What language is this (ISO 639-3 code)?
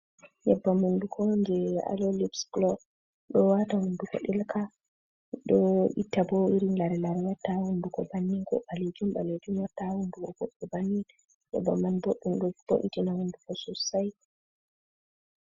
ful